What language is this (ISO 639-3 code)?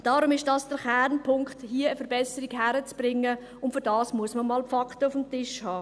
gsw